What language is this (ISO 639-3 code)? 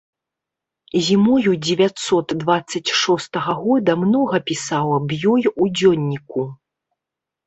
bel